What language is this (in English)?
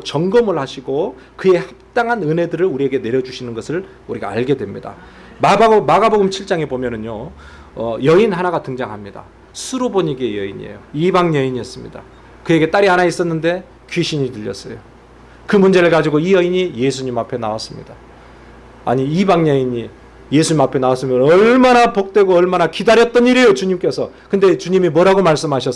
Korean